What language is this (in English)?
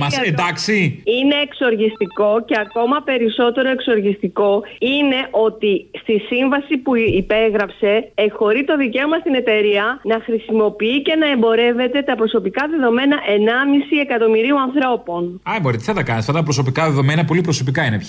Greek